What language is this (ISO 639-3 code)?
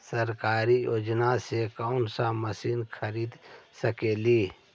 mag